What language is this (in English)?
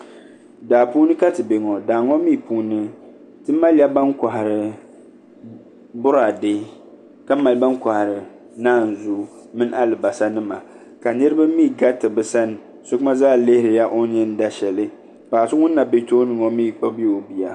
Dagbani